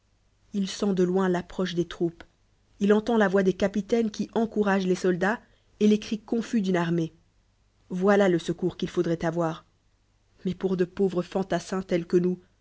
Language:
French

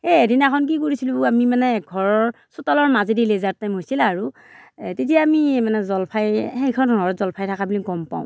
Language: Assamese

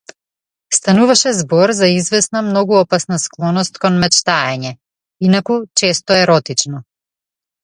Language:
Macedonian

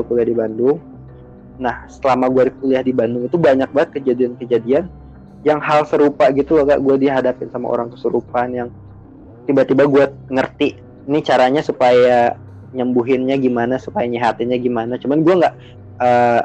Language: Indonesian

